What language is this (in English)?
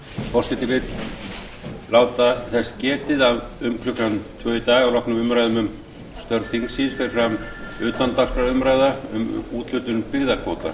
Icelandic